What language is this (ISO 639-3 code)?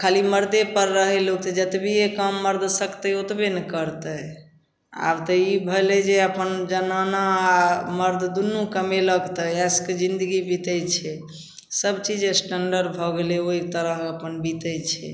mai